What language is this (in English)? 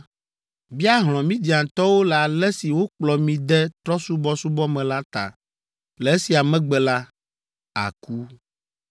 Ewe